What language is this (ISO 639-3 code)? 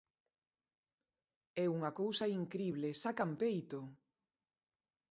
glg